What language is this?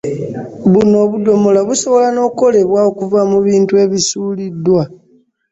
Ganda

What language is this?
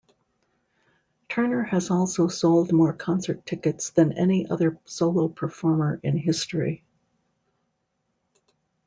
English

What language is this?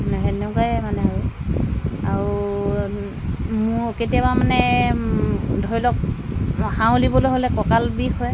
Assamese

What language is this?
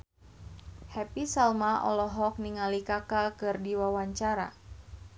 Sundanese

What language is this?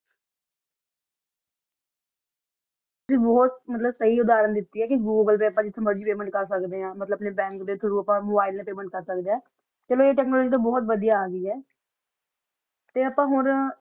Punjabi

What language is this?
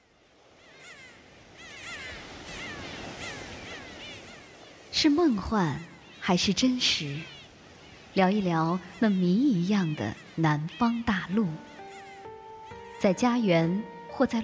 Chinese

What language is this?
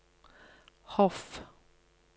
Norwegian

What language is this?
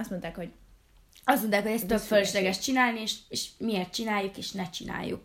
Hungarian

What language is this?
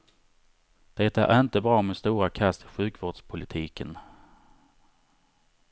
Swedish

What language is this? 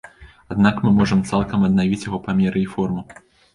Belarusian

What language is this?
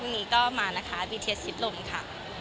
Thai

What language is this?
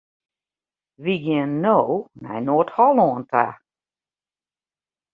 Western Frisian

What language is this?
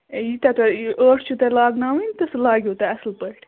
Kashmiri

